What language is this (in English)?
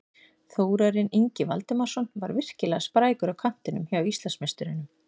Icelandic